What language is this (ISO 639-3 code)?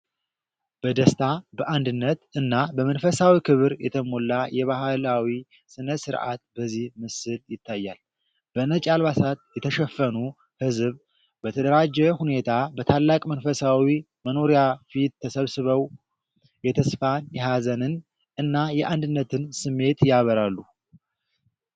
amh